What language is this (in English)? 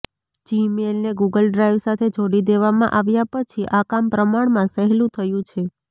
Gujarati